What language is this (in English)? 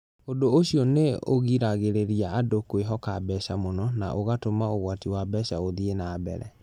Kikuyu